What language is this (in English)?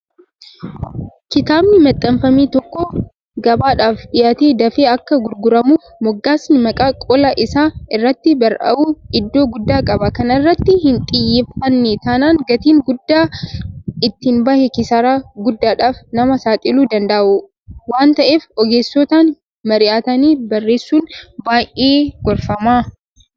Oromo